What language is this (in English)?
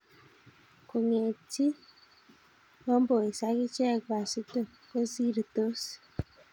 Kalenjin